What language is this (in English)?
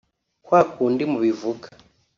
Kinyarwanda